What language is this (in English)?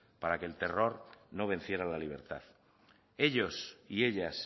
Spanish